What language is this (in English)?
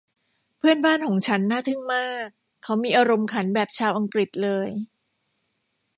Thai